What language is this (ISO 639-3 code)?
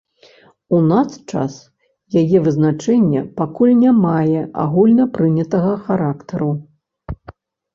bel